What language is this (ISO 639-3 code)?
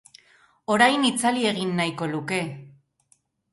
eus